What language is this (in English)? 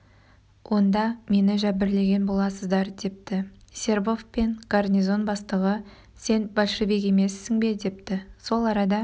Kazakh